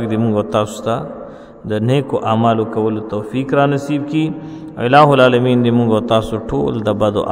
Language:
Arabic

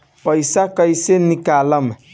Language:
Bhojpuri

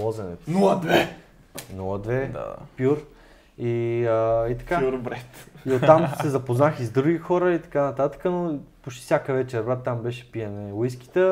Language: Bulgarian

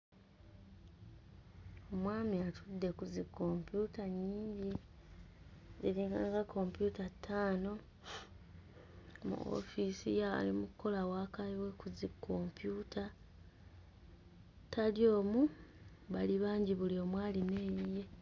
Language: Ganda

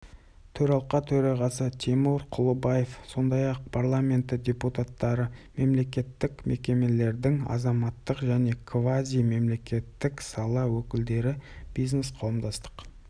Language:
Kazakh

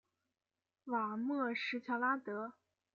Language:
Chinese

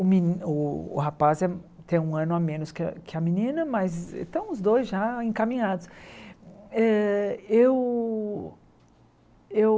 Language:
Portuguese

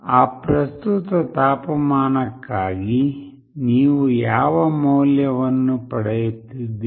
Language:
Kannada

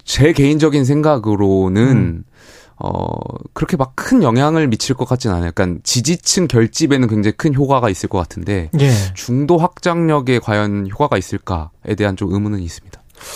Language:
Korean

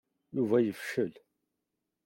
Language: Kabyle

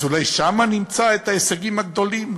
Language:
Hebrew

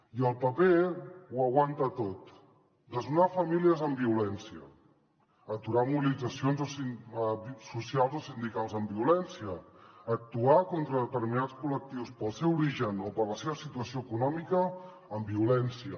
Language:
Catalan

